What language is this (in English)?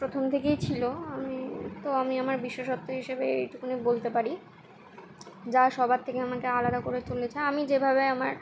Bangla